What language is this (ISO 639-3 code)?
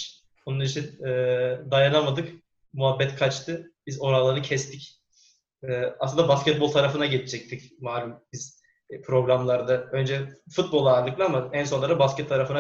tur